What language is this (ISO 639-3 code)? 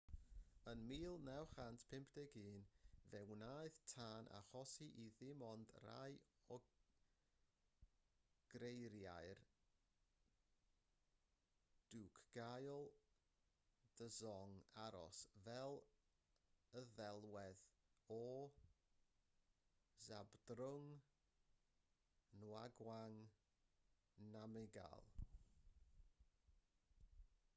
cym